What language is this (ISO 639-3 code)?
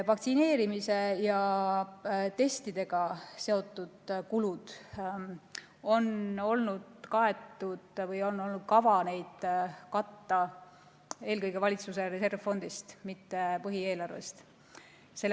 est